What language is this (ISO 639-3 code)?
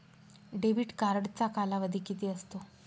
mar